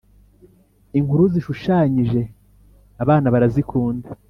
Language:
Kinyarwanda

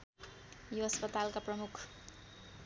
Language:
Nepali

